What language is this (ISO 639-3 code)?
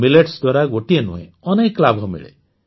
ori